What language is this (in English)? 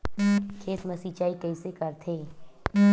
Chhattisgarhi